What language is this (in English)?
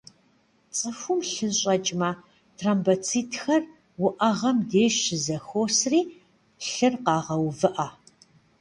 Kabardian